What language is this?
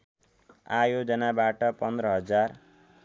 Nepali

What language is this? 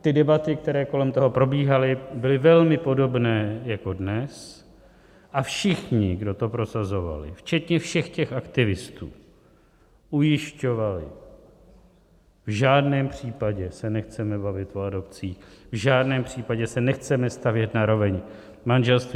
Czech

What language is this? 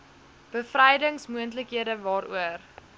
Afrikaans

